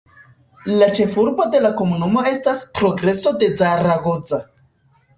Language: Esperanto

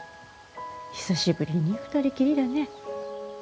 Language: Japanese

